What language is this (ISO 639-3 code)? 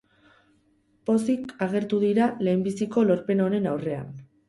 eus